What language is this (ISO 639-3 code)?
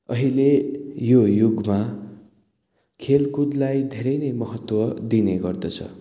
nep